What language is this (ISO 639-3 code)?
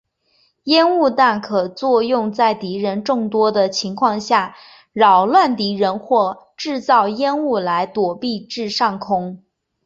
zho